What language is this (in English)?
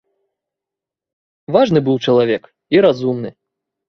Belarusian